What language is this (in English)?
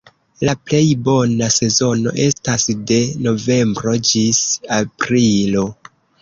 Esperanto